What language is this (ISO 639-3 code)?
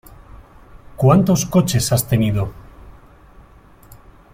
spa